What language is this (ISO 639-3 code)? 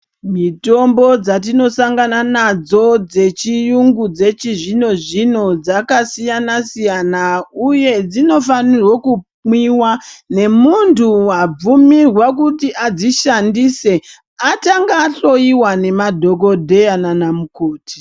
ndc